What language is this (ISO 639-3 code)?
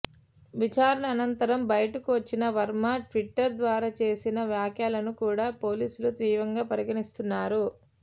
tel